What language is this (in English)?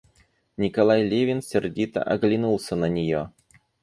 Russian